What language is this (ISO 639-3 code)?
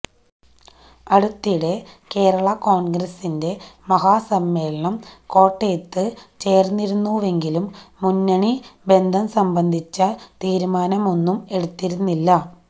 mal